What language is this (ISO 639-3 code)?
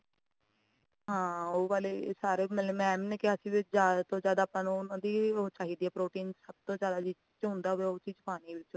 pan